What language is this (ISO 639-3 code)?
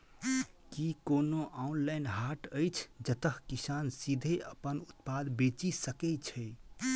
mai